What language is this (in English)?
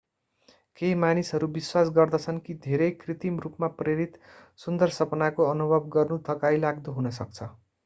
Nepali